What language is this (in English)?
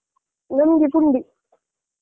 Kannada